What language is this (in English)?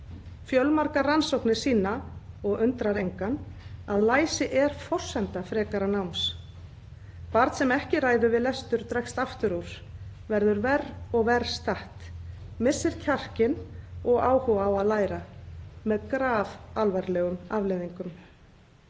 Icelandic